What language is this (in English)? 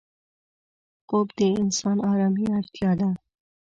Pashto